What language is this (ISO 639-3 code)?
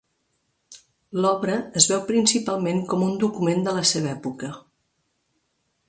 cat